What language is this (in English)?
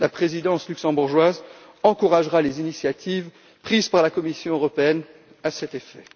French